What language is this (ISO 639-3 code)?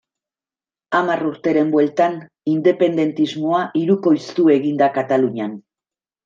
eus